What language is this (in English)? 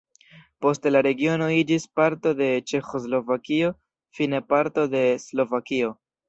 Esperanto